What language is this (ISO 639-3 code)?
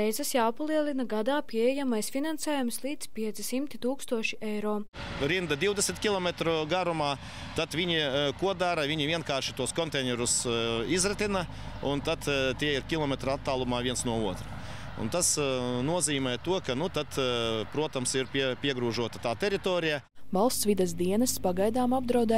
lav